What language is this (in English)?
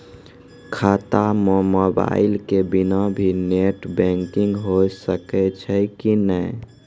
Maithili